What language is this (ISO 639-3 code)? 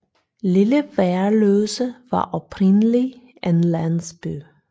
dan